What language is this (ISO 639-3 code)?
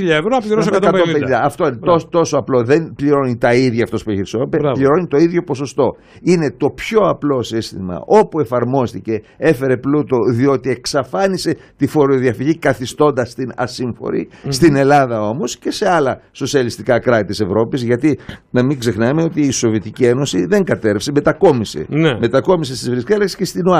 ell